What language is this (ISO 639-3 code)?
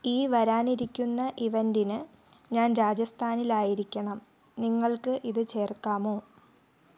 mal